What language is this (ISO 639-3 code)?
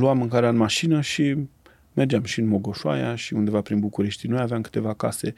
ron